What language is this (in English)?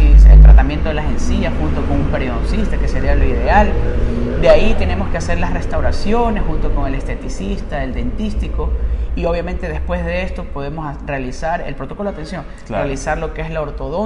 Spanish